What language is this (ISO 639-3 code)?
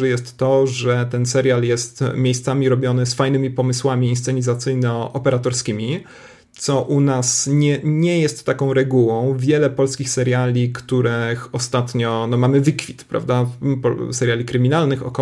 pol